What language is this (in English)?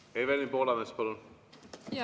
Estonian